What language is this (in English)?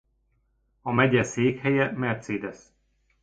Hungarian